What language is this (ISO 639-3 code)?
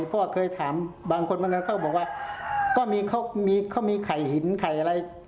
tha